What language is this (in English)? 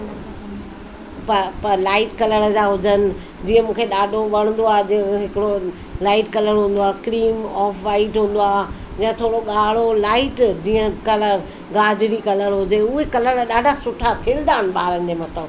Sindhi